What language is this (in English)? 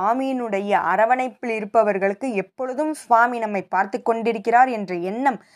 Tamil